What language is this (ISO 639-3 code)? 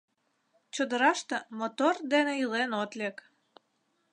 chm